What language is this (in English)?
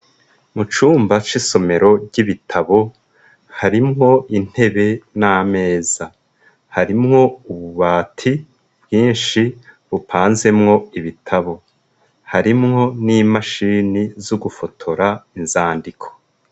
Rundi